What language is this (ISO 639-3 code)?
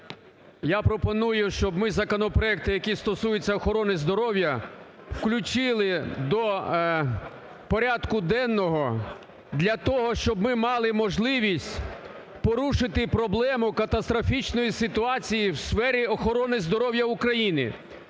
ukr